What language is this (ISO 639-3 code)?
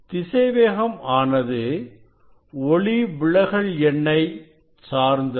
tam